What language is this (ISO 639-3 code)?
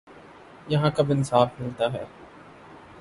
urd